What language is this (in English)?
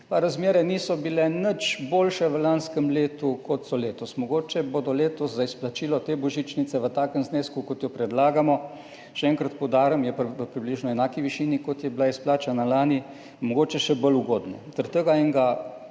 Slovenian